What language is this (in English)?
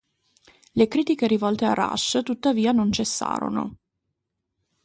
Italian